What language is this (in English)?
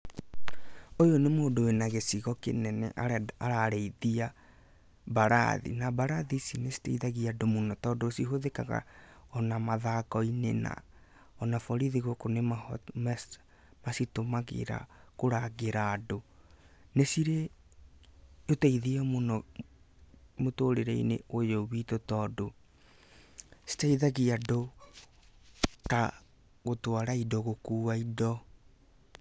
Kikuyu